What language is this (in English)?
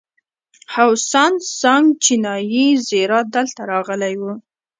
Pashto